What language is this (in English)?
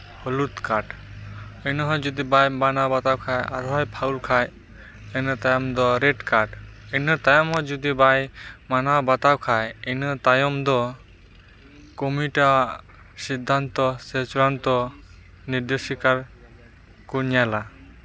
Santali